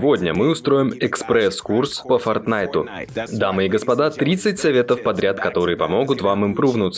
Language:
Russian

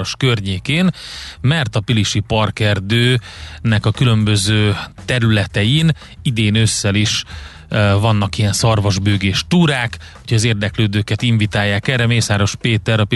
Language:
Hungarian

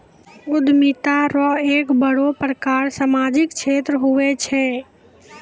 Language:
Maithili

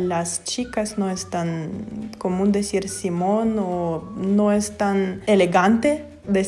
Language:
Spanish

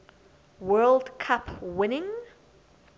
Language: English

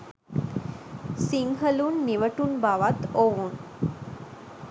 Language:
Sinhala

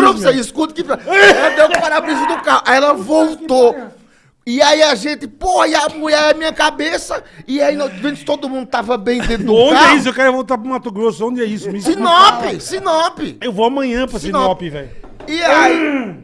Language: Portuguese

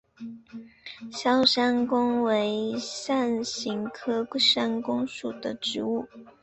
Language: Chinese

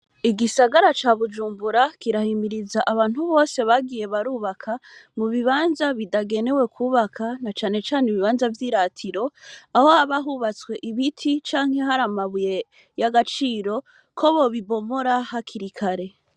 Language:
Rundi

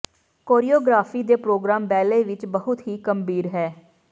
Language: Punjabi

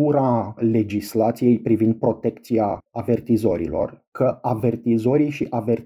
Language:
Romanian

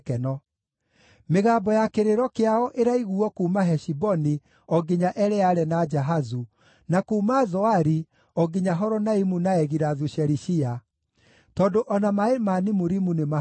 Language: Kikuyu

